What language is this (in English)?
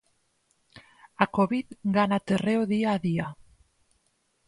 Galician